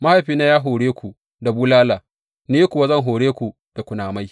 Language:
Hausa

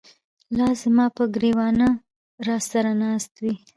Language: Pashto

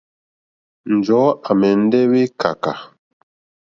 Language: Mokpwe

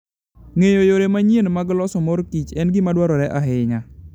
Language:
Luo (Kenya and Tanzania)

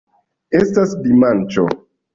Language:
Esperanto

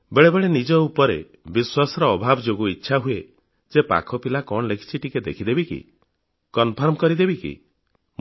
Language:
Odia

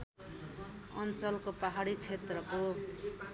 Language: Nepali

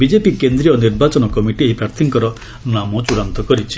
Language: Odia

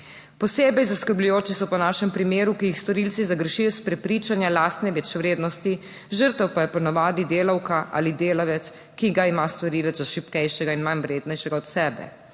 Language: Slovenian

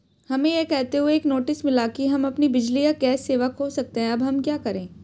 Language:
Hindi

